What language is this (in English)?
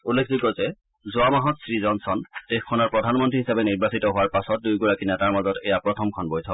Assamese